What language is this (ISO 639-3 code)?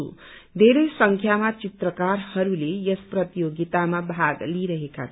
nep